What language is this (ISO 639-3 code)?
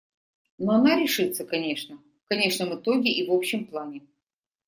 rus